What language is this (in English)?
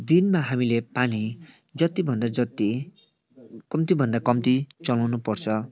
Nepali